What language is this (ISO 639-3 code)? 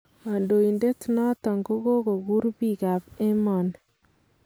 kln